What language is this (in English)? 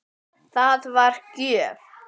Icelandic